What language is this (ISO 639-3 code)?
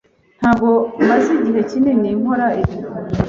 kin